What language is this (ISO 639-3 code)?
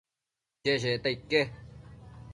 mcf